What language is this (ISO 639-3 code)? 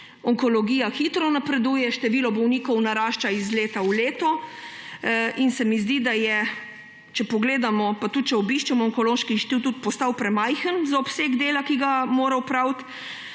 slv